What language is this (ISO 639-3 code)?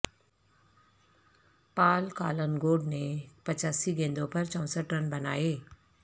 urd